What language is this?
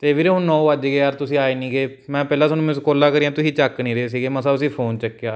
Punjabi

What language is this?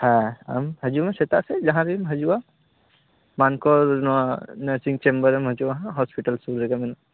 Santali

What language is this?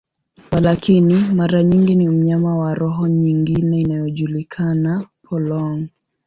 Swahili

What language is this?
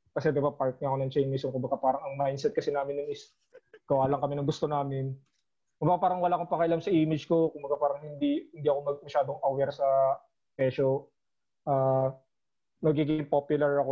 Filipino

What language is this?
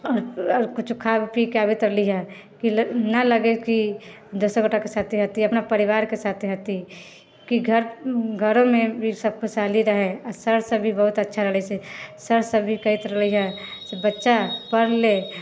Maithili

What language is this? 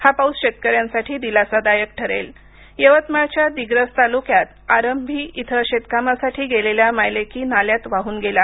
Marathi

